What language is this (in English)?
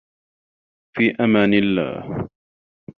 Arabic